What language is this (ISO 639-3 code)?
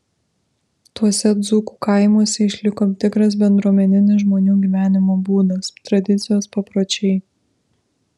lit